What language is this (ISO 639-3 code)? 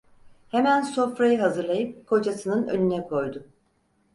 tur